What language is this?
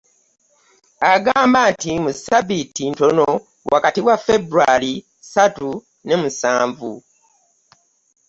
Ganda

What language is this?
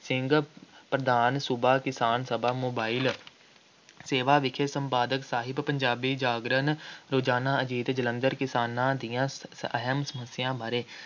Punjabi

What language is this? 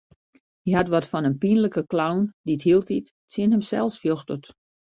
Western Frisian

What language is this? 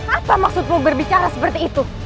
Indonesian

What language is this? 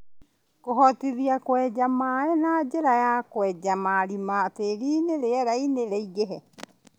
Kikuyu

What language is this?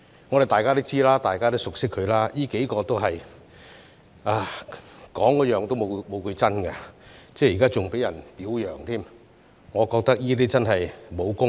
Cantonese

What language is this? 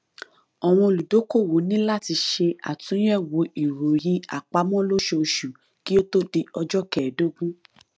Yoruba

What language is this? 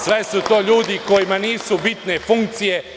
Serbian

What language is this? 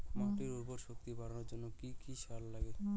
Bangla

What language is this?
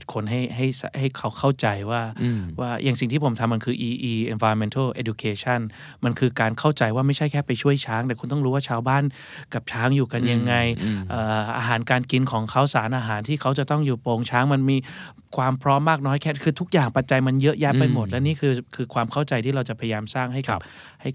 Thai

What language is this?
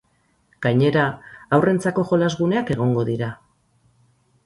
Basque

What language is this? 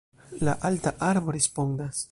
Esperanto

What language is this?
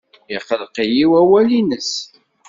Kabyle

